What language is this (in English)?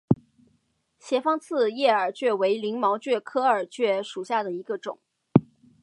Chinese